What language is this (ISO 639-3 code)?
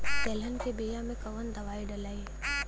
bho